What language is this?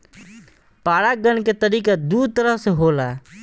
Bhojpuri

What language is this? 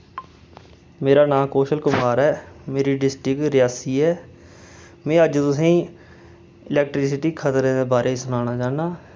Dogri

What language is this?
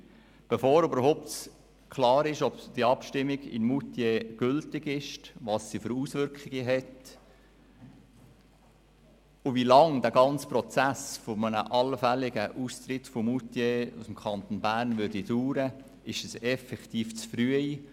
Swiss German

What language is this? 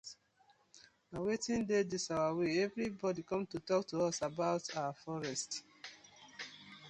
Nigerian Pidgin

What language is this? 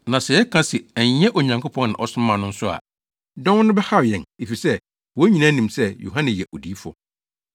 Akan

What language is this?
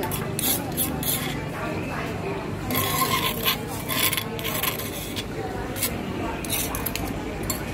Indonesian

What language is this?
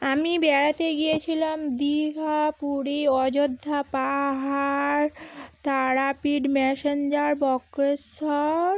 Bangla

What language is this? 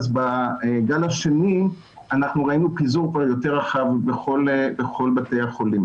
Hebrew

